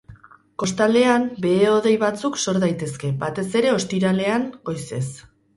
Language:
Basque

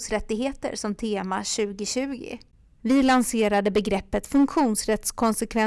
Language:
Swedish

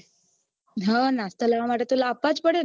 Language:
Gujarati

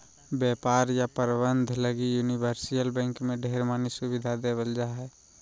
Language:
Magahi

